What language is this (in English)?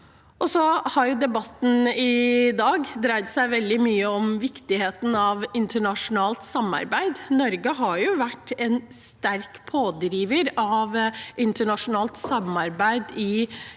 Norwegian